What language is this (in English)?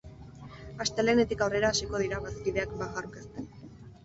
Basque